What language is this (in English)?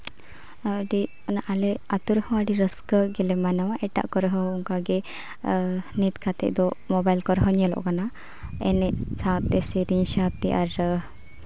Santali